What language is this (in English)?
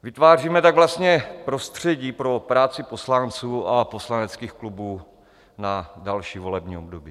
Czech